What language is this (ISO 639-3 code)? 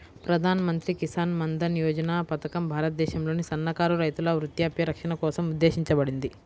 tel